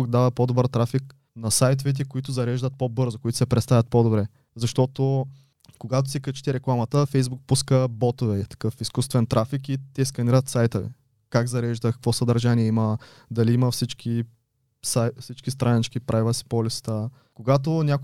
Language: Bulgarian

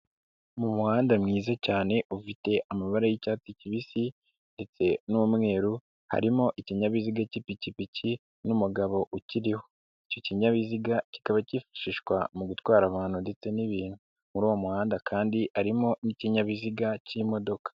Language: Kinyarwanda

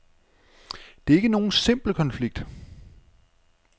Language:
Danish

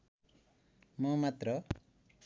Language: Nepali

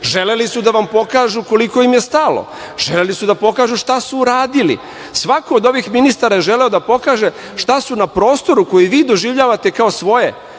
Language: Serbian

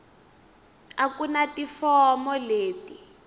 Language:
Tsonga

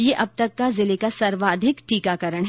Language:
Hindi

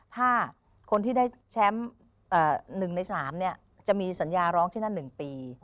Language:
Thai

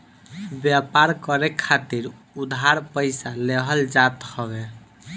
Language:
Bhojpuri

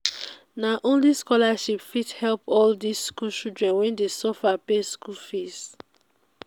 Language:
Nigerian Pidgin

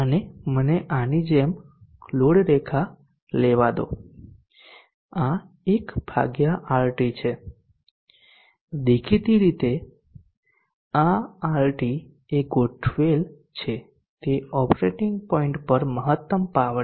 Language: Gujarati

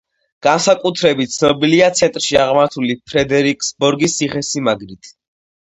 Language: Georgian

